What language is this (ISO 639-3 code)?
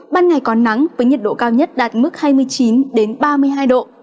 vie